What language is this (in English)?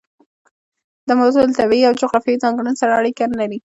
Pashto